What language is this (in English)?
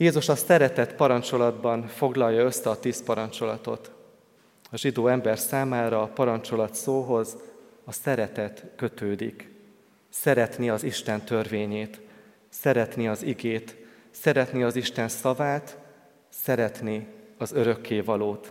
Hungarian